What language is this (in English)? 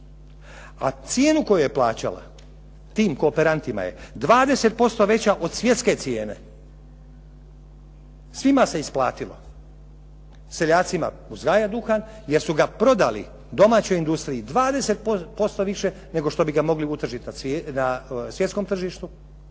Croatian